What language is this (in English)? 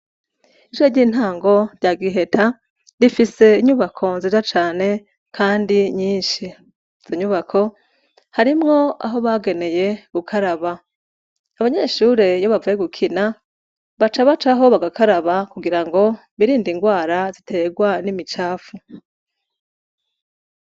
Rundi